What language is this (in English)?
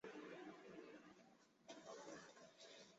Chinese